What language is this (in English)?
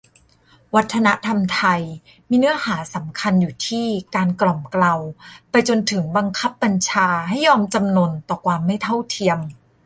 Thai